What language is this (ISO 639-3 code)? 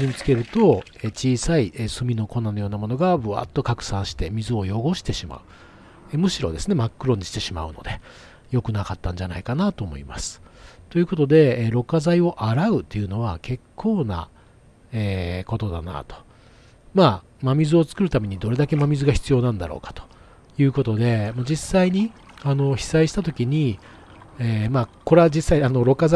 jpn